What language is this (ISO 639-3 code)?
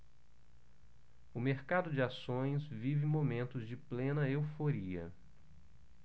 por